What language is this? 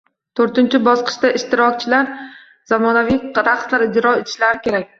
Uzbek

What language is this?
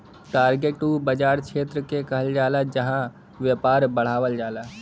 Bhojpuri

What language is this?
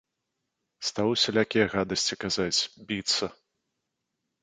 Belarusian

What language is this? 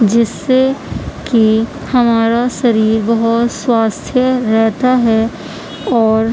Urdu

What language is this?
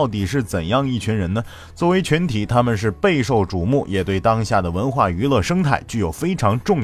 Chinese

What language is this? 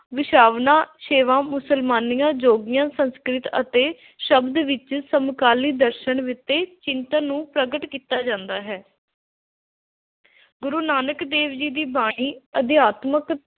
Punjabi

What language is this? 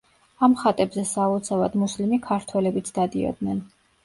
Georgian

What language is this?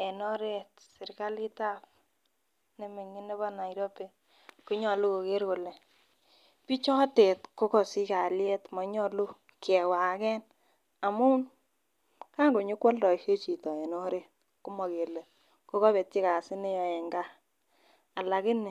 Kalenjin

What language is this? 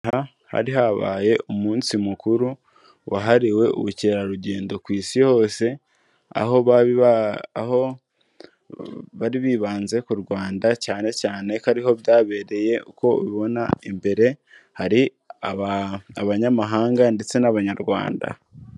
Kinyarwanda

